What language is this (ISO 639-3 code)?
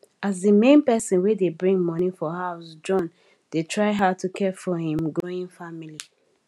pcm